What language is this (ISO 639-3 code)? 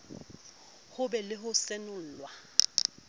sot